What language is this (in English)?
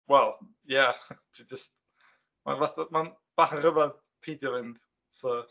Welsh